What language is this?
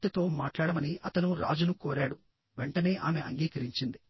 Telugu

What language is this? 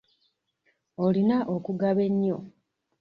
Ganda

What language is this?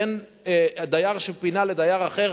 Hebrew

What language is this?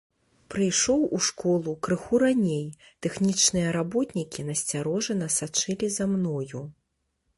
Belarusian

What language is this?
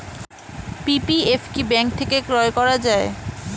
Bangla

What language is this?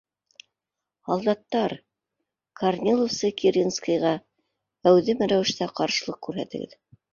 Bashkir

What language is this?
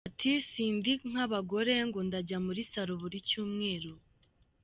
Kinyarwanda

